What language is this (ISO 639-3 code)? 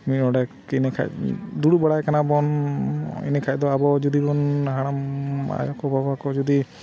sat